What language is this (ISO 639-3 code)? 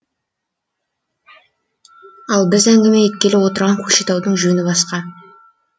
kaz